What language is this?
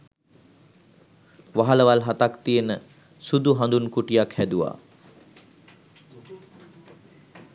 Sinhala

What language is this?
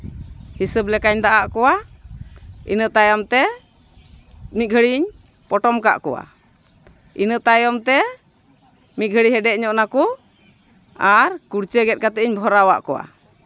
Santali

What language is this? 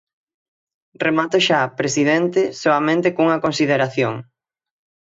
Galician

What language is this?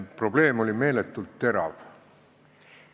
Estonian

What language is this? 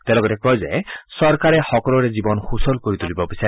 Assamese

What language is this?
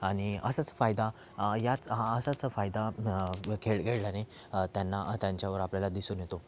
Marathi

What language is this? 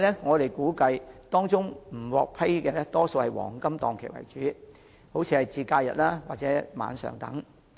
Cantonese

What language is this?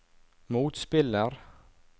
Norwegian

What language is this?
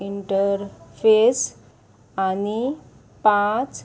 Konkani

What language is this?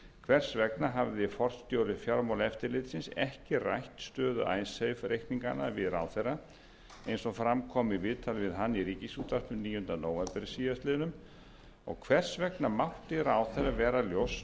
Icelandic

